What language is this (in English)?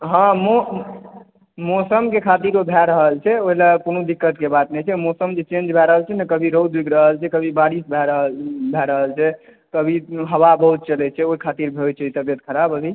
Maithili